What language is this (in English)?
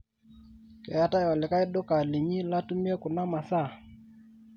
Masai